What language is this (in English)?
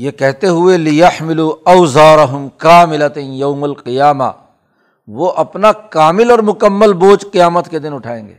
Urdu